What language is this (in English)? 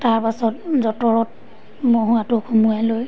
Assamese